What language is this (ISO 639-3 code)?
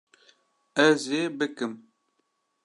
kur